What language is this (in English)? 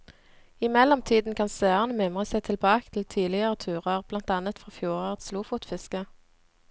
Norwegian